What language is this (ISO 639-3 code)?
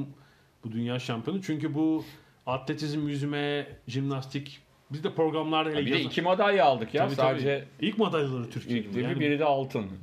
tur